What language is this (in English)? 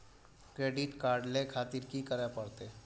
Maithili